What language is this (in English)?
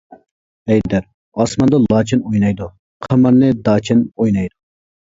Uyghur